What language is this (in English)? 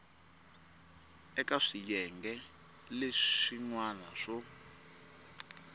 Tsonga